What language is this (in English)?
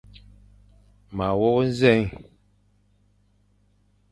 Fang